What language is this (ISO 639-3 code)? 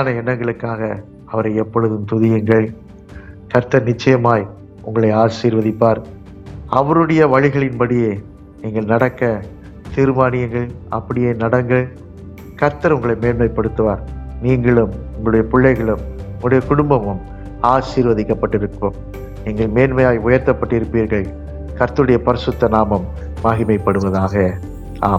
tam